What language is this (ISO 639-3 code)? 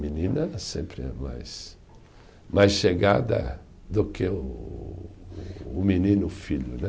por